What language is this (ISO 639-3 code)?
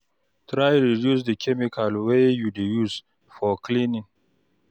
pcm